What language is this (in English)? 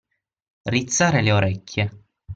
Italian